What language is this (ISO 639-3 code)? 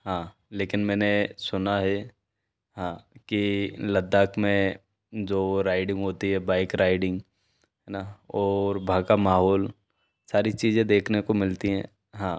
hin